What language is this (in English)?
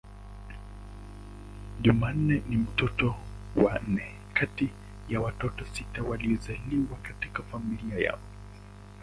Swahili